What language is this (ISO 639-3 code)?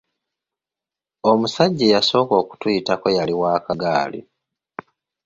lug